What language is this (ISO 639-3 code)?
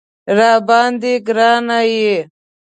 pus